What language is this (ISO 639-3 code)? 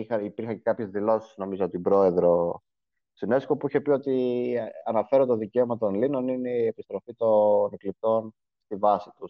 ell